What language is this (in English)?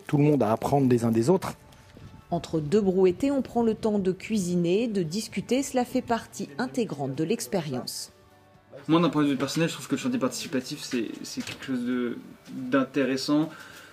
French